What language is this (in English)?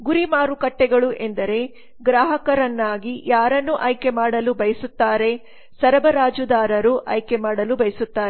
Kannada